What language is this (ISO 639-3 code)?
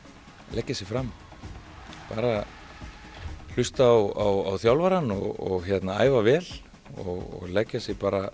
isl